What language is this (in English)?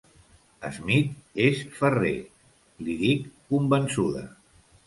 Catalan